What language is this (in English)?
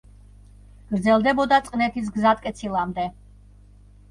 Georgian